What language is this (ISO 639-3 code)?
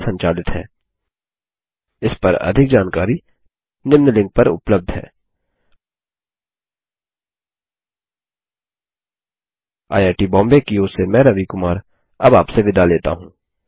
hin